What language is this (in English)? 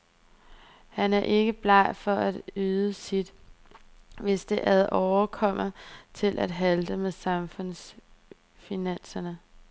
Danish